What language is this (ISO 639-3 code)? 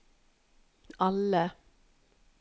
nor